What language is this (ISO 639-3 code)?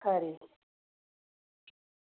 doi